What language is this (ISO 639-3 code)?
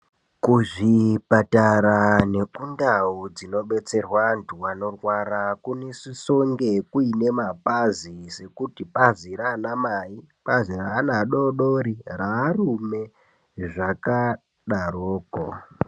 ndc